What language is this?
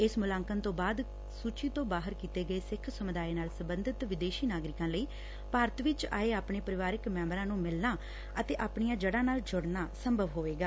Punjabi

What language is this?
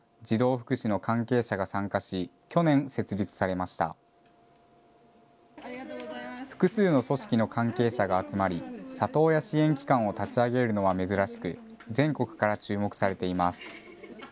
Japanese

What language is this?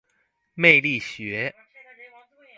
Chinese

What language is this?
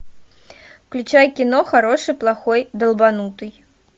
Russian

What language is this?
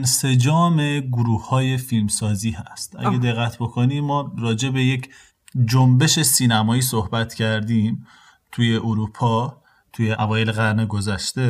Persian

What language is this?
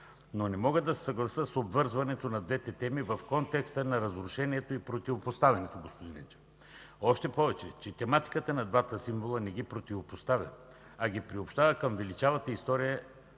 Bulgarian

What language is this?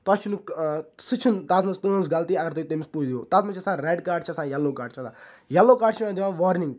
Kashmiri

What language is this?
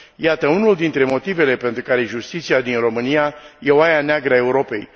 Romanian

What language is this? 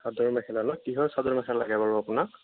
Assamese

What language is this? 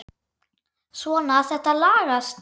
Icelandic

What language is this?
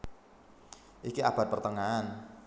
Javanese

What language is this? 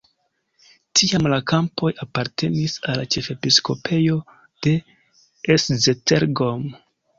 Esperanto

